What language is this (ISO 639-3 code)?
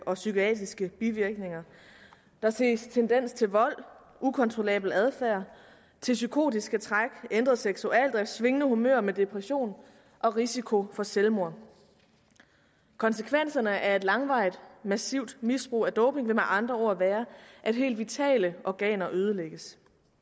dan